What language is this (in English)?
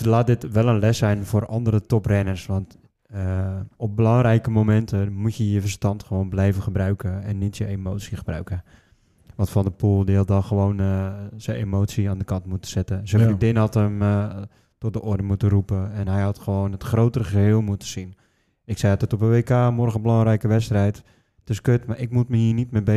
Dutch